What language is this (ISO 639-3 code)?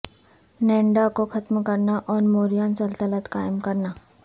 urd